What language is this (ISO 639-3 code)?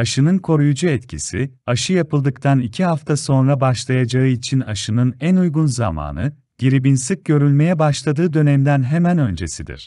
tur